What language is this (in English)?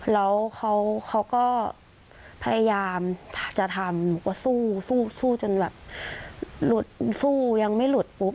Thai